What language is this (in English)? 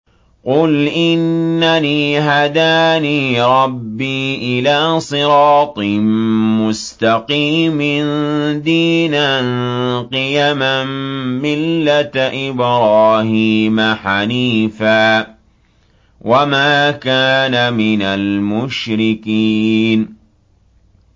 Arabic